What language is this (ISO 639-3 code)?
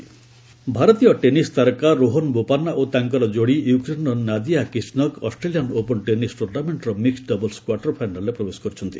ori